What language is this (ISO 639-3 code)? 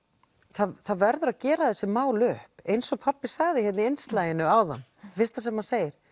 isl